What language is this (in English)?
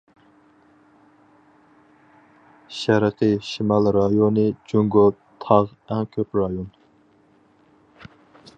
Uyghur